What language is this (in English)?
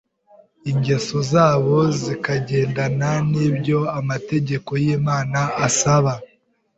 Kinyarwanda